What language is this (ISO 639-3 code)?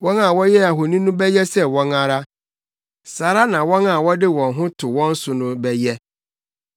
aka